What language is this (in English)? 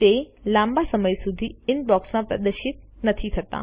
Gujarati